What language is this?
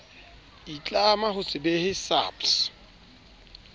Southern Sotho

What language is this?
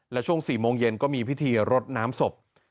Thai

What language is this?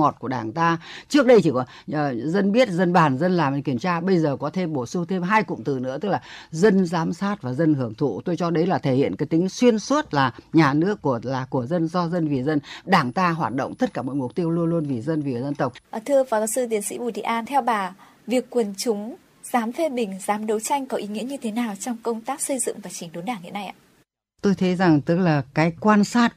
Vietnamese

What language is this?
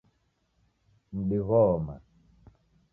Taita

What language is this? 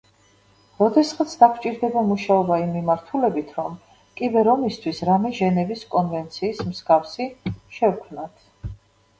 Georgian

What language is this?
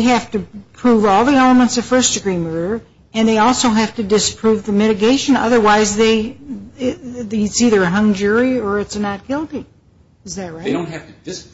English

